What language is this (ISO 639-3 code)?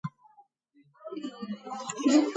kat